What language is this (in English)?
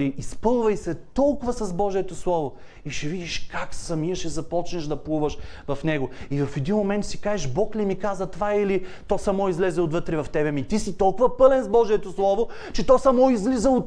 Bulgarian